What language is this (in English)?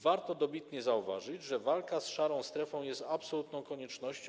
Polish